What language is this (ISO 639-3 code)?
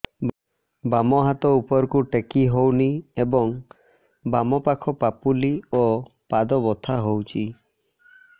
ori